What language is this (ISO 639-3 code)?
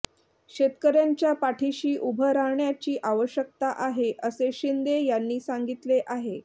mar